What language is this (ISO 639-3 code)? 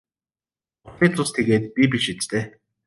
mon